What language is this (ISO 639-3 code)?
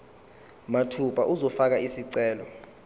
zul